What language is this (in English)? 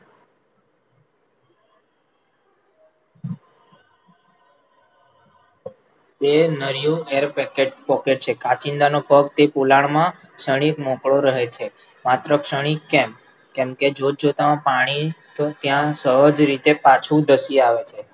Gujarati